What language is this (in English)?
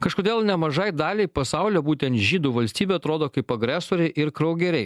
Lithuanian